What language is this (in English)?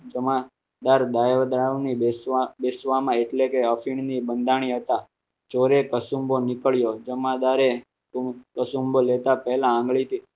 Gujarati